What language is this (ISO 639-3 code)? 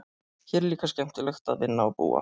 isl